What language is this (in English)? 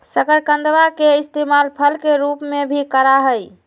Magahi